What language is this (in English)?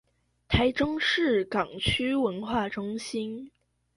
Chinese